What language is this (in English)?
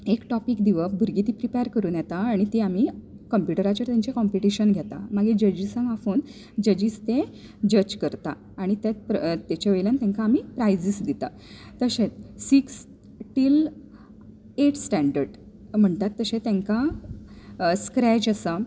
Konkani